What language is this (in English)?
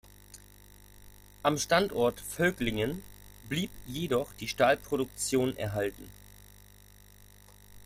German